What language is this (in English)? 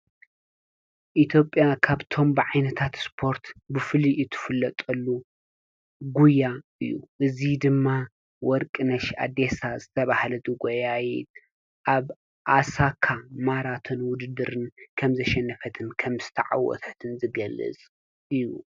Tigrinya